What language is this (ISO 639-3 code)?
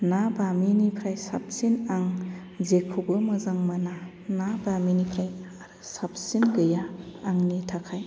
brx